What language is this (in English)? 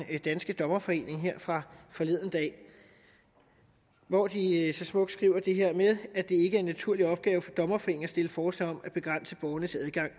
Danish